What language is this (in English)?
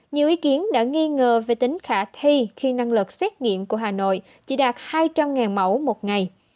Vietnamese